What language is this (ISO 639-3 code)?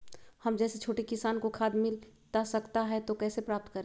mag